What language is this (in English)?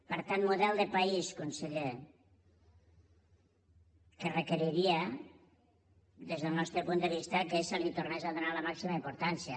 Catalan